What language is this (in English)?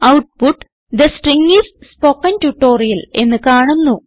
Malayalam